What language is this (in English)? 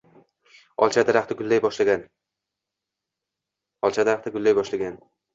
Uzbek